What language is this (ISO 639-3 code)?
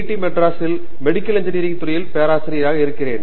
tam